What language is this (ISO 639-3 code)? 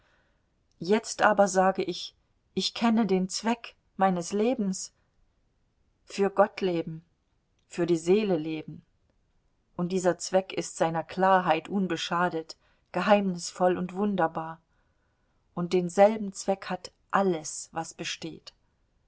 deu